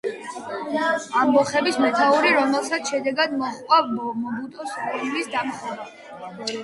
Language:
Georgian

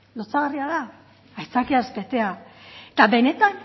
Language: Basque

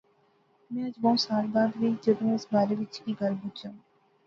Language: Pahari-Potwari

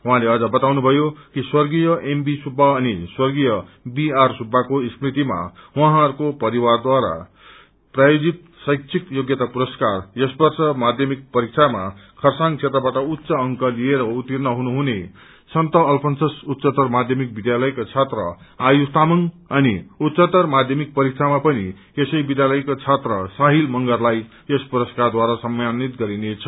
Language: Nepali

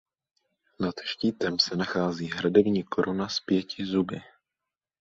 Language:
Czech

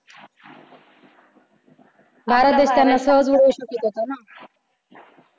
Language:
Marathi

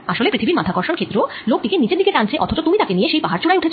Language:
Bangla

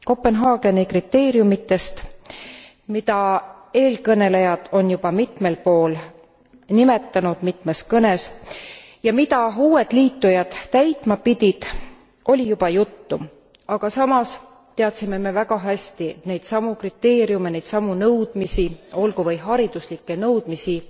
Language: Estonian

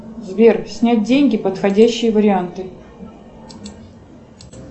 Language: Russian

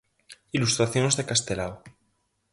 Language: Galician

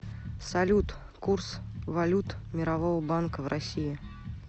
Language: Russian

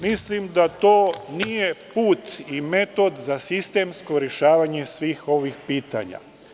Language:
Serbian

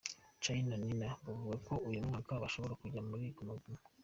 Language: Kinyarwanda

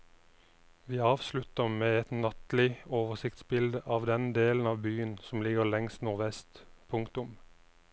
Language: Norwegian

